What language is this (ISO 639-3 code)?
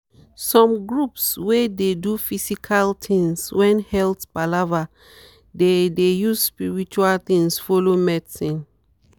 pcm